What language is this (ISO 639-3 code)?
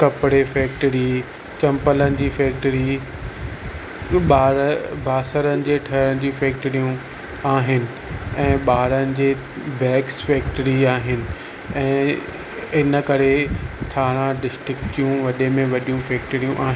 snd